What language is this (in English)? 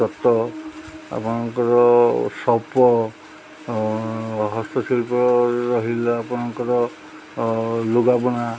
Odia